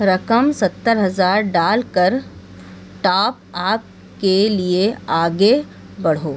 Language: Urdu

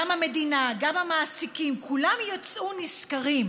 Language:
Hebrew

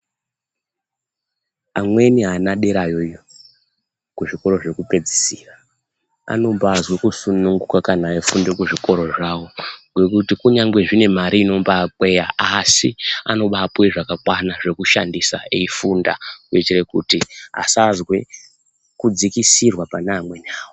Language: Ndau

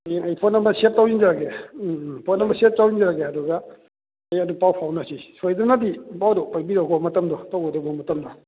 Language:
Manipuri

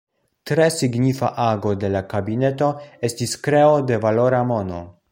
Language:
Esperanto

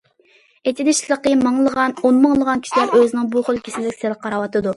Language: Uyghur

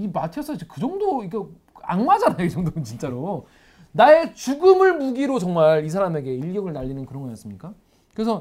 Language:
Korean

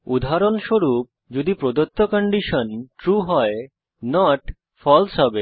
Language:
Bangla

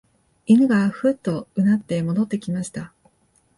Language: Japanese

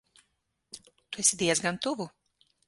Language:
Latvian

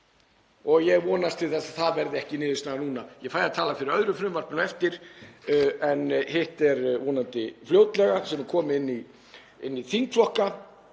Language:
Icelandic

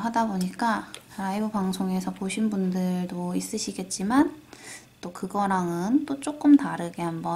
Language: Korean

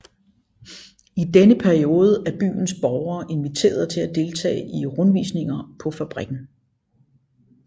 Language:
Danish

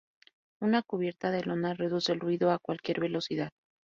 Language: Spanish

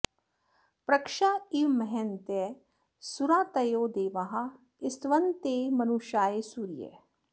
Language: Sanskrit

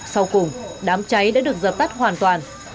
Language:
Vietnamese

